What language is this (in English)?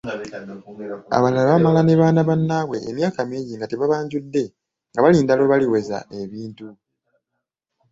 Ganda